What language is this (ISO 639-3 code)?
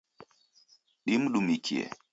dav